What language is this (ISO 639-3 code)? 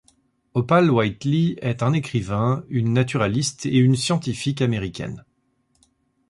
fra